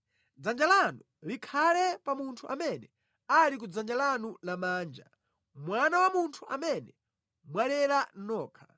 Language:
Nyanja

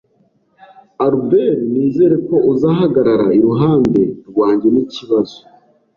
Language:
Kinyarwanda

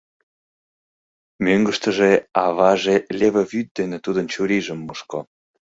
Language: Mari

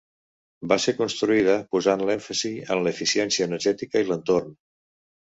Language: Catalan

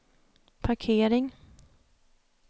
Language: Swedish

